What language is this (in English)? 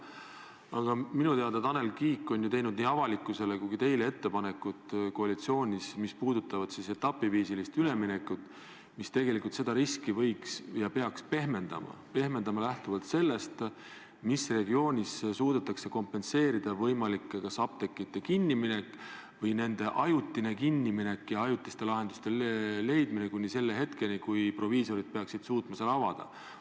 Estonian